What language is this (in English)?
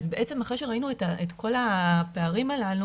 Hebrew